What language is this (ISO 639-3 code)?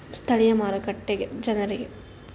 kan